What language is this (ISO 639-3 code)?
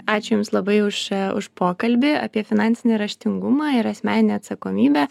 lit